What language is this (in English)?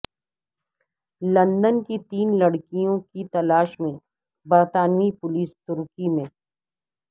Urdu